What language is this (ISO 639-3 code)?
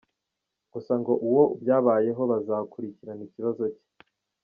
kin